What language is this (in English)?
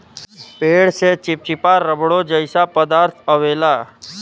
Bhojpuri